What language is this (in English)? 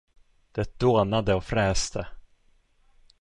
Swedish